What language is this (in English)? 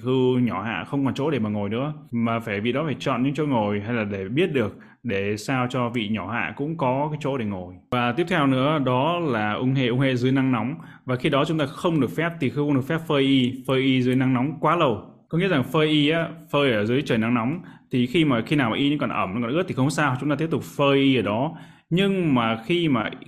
Vietnamese